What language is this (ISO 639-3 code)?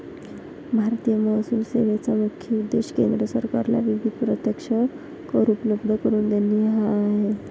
mar